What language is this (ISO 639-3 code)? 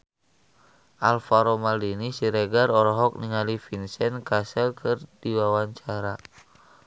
sun